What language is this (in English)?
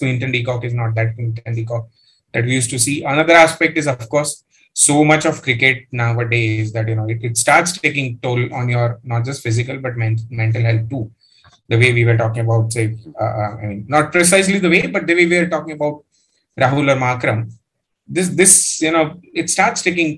English